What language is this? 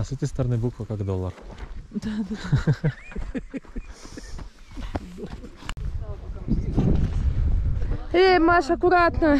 Russian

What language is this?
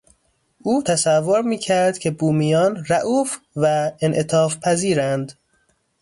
Persian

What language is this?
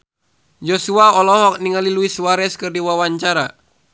Sundanese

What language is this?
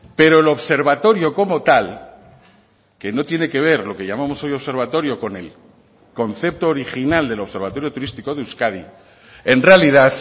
Spanish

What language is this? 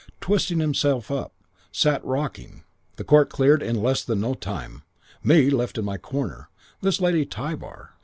English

